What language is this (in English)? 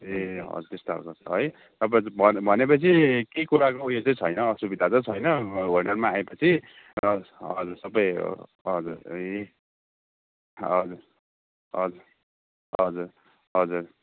Nepali